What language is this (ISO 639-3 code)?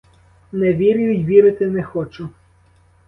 ukr